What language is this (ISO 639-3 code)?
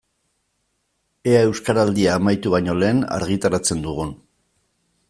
eus